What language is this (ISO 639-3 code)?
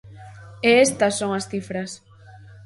glg